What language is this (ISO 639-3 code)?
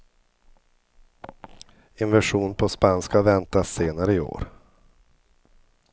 swe